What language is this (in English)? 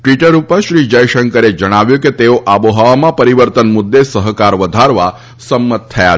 Gujarati